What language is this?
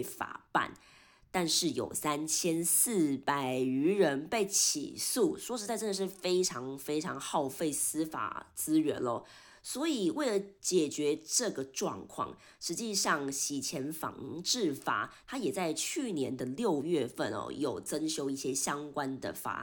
Chinese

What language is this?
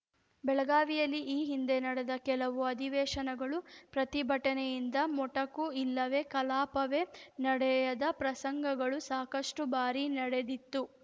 Kannada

